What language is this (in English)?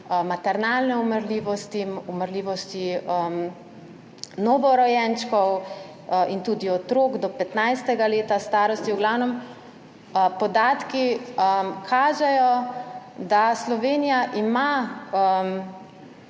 Slovenian